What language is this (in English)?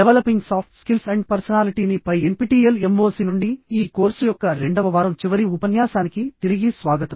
Telugu